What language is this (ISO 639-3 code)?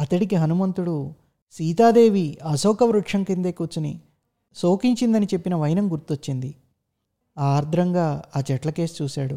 tel